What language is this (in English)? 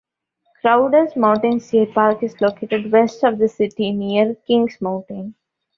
English